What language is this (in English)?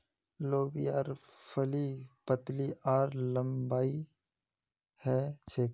Magahi